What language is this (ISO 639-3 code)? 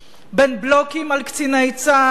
heb